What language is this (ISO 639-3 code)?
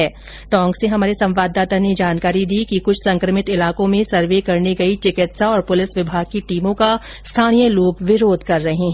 hin